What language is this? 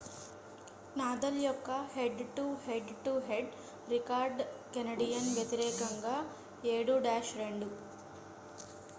Telugu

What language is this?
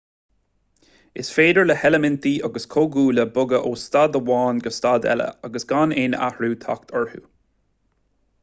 Irish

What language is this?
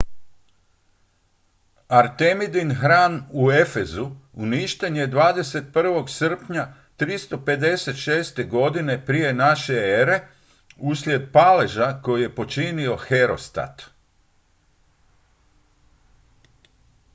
Croatian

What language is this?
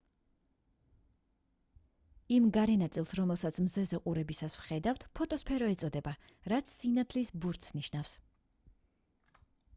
Georgian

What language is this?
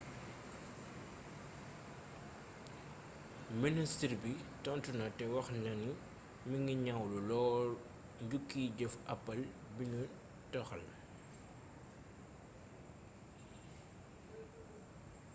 Wolof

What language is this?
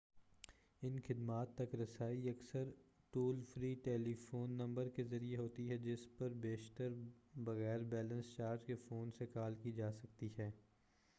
Urdu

